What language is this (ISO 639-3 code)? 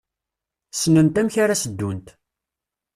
kab